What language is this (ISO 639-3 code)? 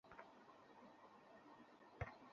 ben